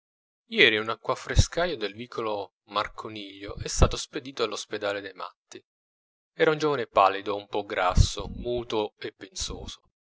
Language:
Italian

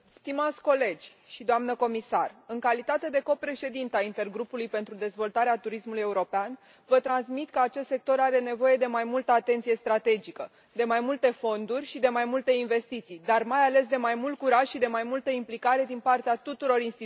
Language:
Romanian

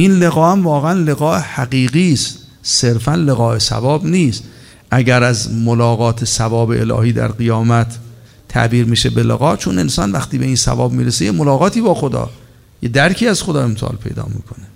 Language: Persian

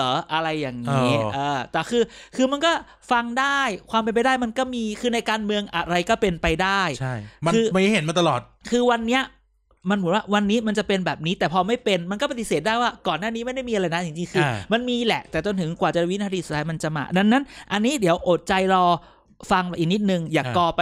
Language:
Thai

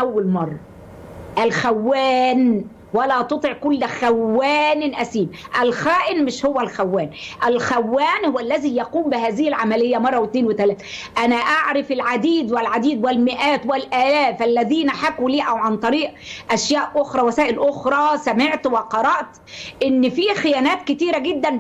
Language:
Arabic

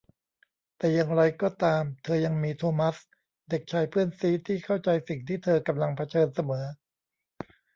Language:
Thai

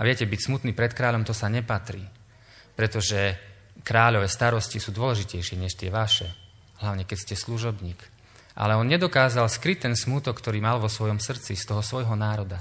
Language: Slovak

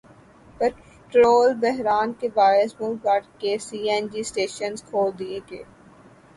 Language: Urdu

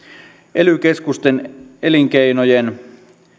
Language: Finnish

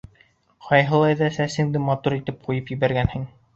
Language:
Bashkir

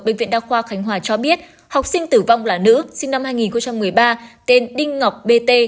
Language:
Vietnamese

